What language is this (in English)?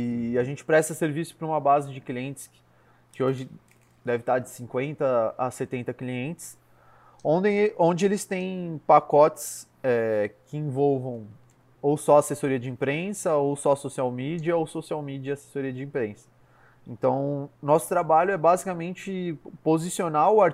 Portuguese